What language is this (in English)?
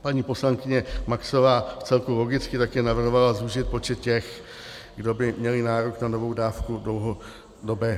Czech